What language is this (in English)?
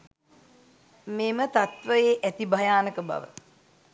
Sinhala